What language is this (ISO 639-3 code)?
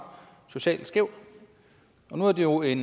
dan